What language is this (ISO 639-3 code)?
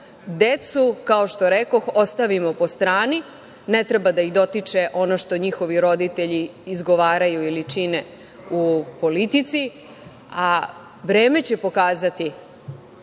srp